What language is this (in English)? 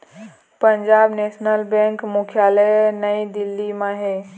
Chhattisgarhi